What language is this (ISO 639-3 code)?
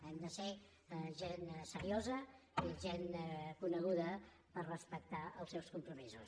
cat